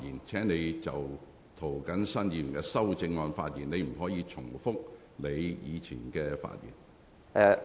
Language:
Cantonese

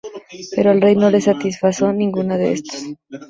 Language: Spanish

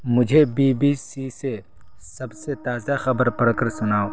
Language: Urdu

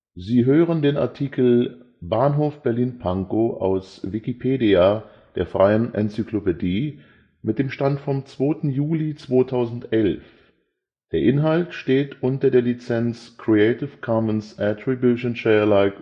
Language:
German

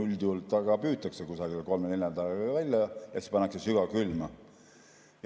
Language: Estonian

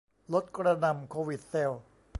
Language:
Thai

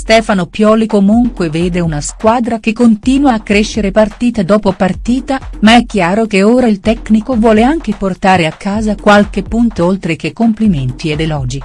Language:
Italian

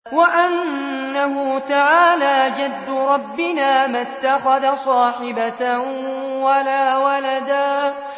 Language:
Arabic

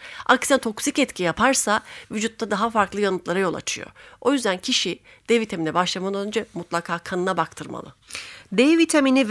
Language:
Turkish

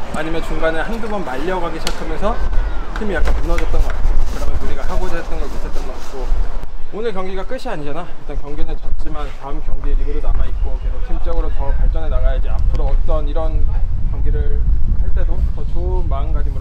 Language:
Korean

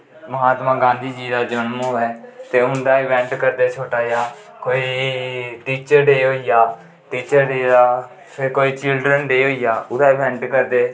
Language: Dogri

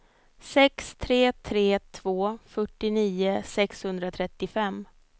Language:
Swedish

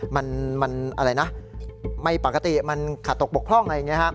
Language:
Thai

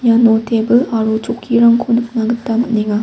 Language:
Garo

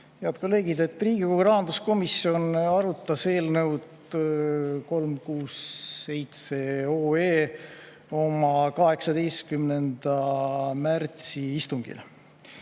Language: Estonian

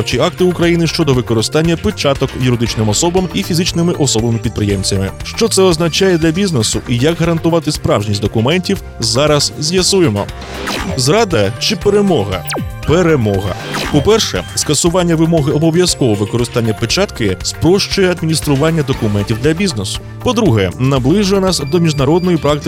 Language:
Ukrainian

